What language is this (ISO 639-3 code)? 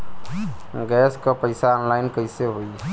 bho